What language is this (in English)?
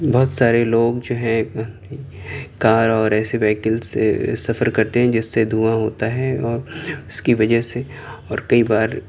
Urdu